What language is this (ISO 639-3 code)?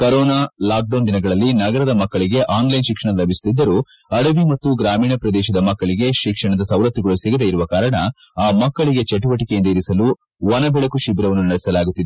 kan